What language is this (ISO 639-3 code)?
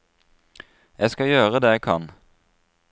nor